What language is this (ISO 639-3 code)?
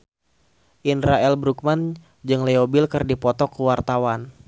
sun